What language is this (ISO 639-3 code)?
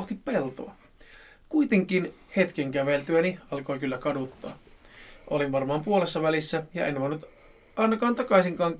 fin